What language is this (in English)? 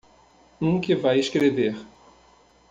Portuguese